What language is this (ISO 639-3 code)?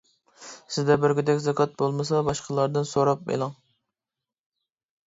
uig